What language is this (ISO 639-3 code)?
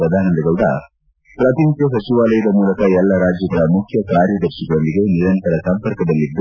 kan